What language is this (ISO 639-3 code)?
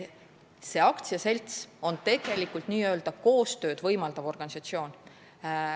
est